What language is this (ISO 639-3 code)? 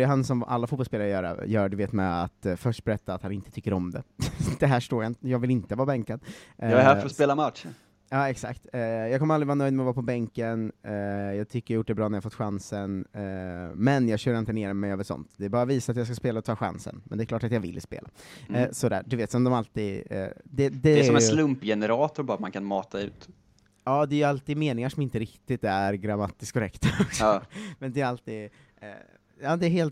swe